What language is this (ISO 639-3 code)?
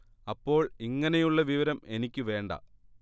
mal